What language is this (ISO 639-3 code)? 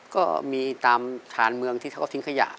tha